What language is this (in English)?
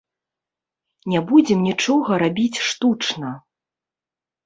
Belarusian